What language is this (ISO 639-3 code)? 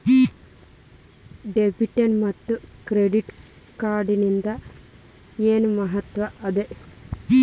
kan